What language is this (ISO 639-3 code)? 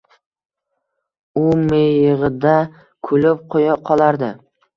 uzb